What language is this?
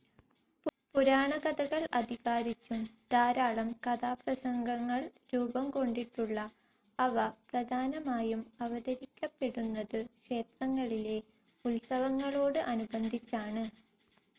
Malayalam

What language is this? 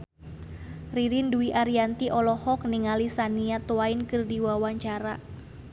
Sundanese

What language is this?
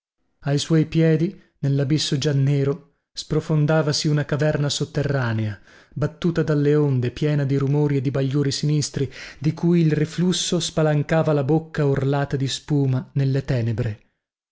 Italian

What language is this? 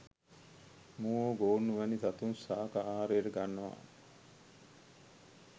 Sinhala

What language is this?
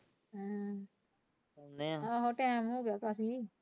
Punjabi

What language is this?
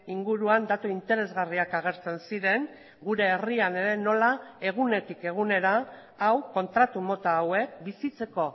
Basque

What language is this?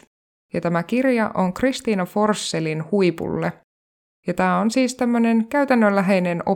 Finnish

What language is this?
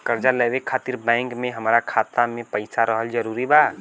Bhojpuri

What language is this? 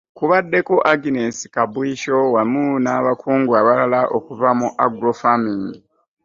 Ganda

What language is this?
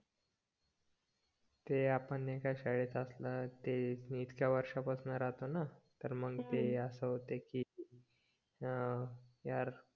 Marathi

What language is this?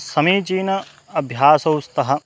Sanskrit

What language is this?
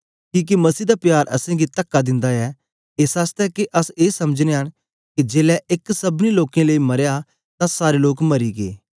Dogri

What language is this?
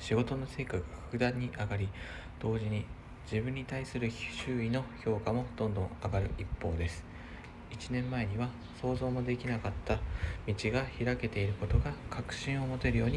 Japanese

